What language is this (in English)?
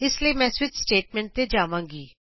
Punjabi